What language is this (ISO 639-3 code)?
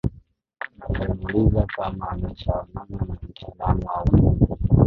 swa